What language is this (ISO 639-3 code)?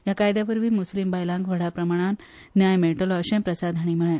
kok